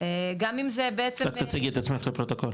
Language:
Hebrew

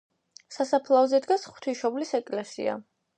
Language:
Georgian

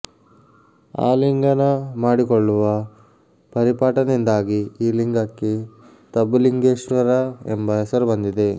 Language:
Kannada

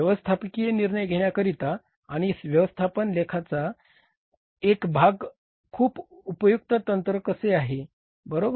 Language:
Marathi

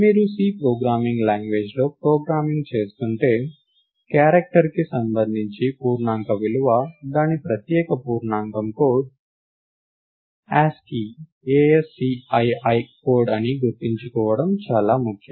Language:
Telugu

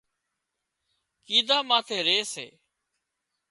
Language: Wadiyara Koli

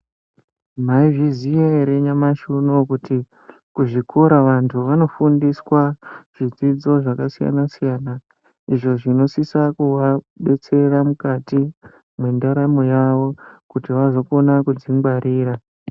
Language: Ndau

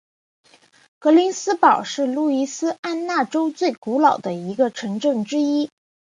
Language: Chinese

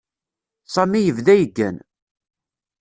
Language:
Kabyle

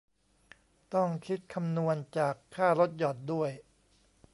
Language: Thai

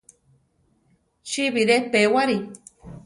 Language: Central Tarahumara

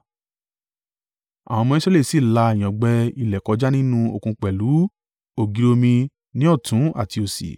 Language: Yoruba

